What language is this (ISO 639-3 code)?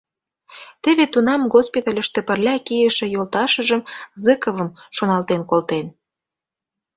chm